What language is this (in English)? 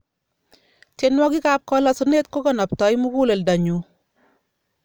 Kalenjin